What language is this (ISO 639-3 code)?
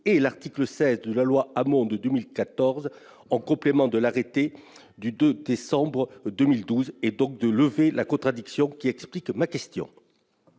fra